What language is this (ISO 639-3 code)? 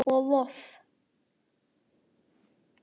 isl